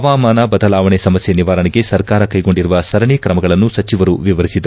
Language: Kannada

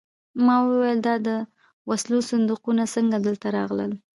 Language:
Pashto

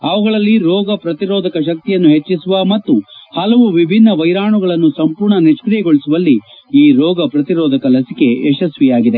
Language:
Kannada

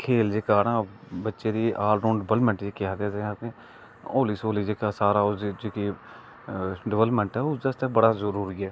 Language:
Dogri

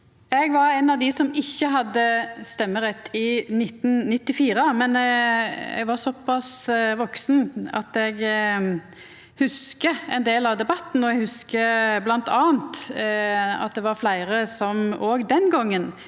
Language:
Norwegian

